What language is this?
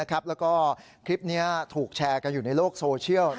Thai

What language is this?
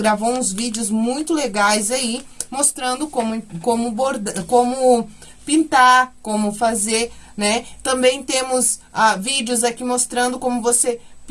Portuguese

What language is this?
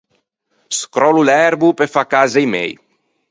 Ligurian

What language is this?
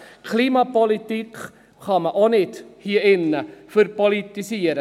Swiss German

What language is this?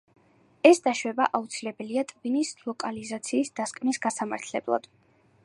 Georgian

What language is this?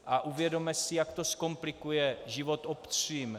Czech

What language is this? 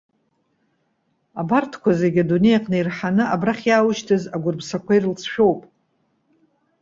Abkhazian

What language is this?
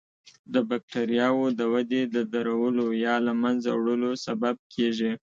Pashto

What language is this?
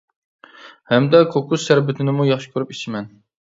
Uyghur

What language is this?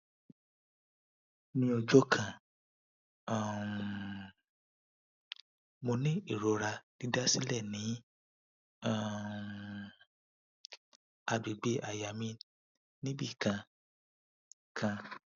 Yoruba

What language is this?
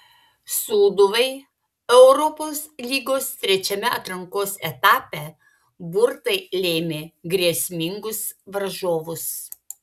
Lithuanian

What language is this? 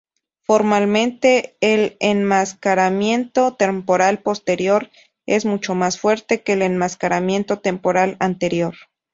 Spanish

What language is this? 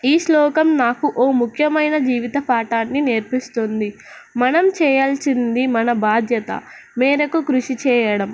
Telugu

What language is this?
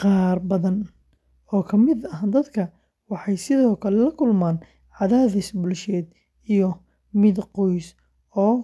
Somali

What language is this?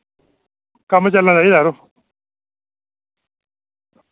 Dogri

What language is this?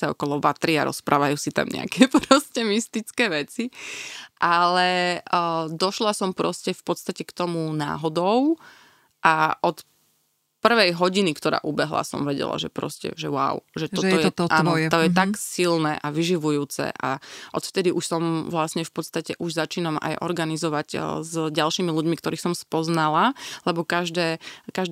Slovak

